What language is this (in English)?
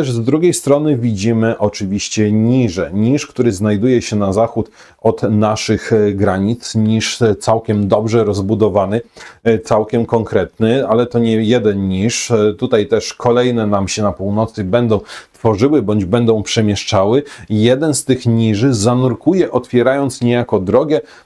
Polish